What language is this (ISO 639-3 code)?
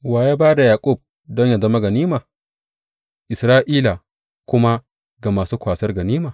hau